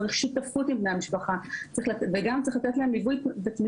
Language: Hebrew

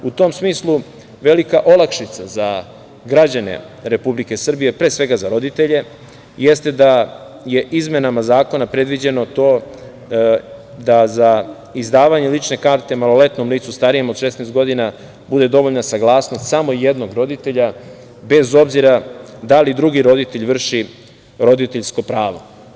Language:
Serbian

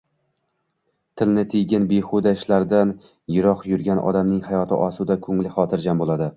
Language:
Uzbek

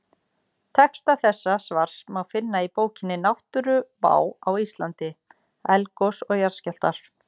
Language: Icelandic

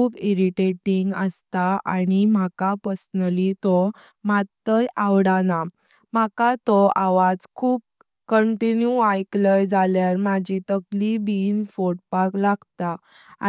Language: Konkani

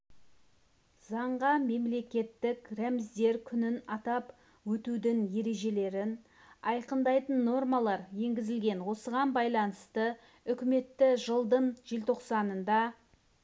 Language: Kazakh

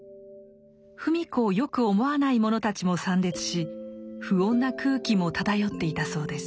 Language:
Japanese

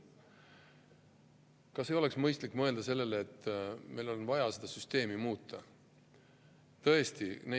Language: Estonian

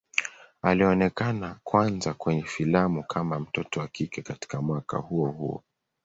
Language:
Swahili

